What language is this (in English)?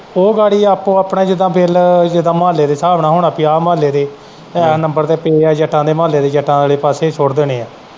Punjabi